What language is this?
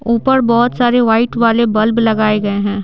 Hindi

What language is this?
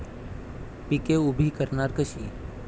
Marathi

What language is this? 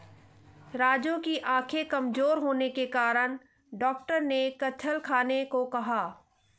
Hindi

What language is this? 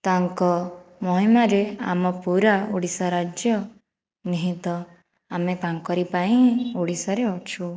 Odia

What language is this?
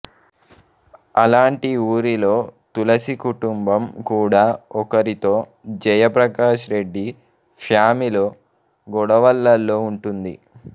Telugu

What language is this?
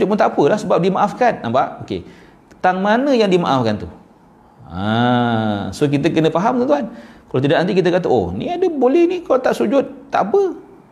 Malay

